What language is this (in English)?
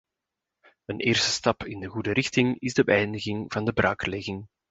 Dutch